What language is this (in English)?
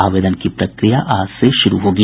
Hindi